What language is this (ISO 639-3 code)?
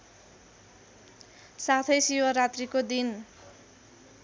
nep